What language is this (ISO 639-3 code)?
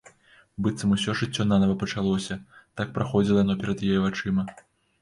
bel